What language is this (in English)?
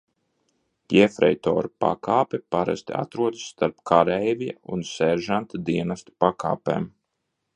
Latvian